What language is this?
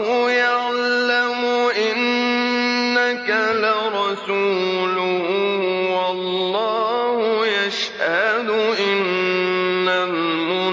Arabic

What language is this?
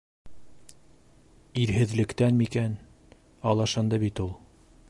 Bashkir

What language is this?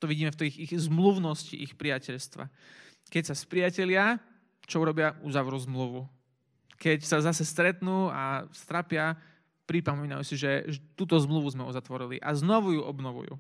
Slovak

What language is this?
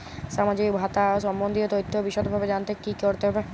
Bangla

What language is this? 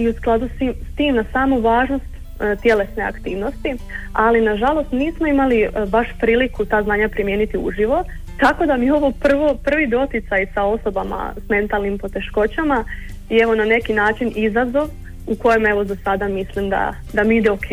Croatian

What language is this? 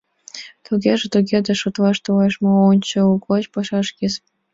Mari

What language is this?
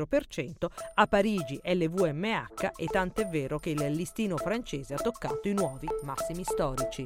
Italian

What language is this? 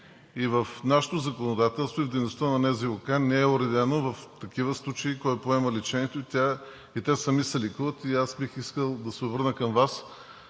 Bulgarian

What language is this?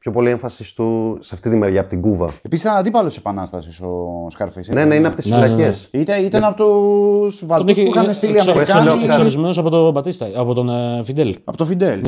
Greek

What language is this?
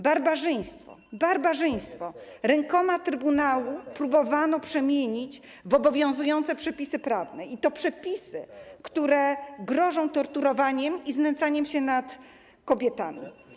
Polish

